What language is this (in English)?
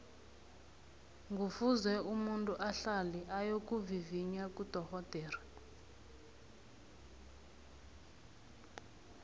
South Ndebele